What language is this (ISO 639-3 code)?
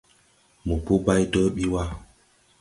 tui